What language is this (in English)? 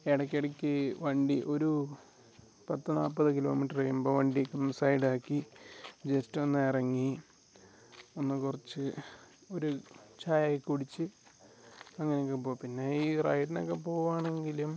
Malayalam